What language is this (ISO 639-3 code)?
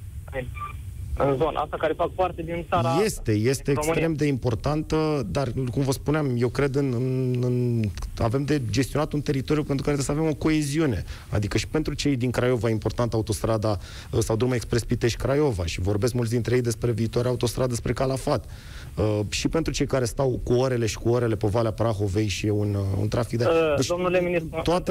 ron